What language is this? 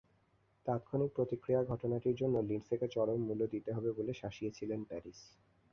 Bangla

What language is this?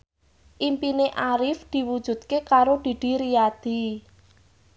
Javanese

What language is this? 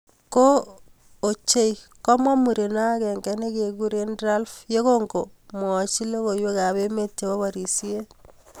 Kalenjin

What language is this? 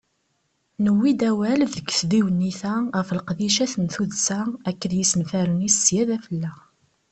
Kabyle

